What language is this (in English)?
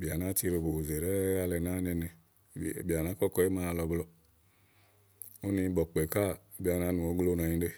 Igo